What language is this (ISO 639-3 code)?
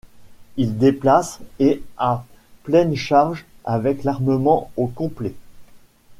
fra